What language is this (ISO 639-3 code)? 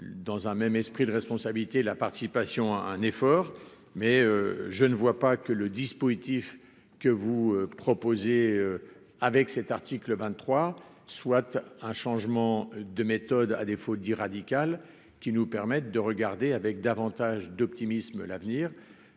fra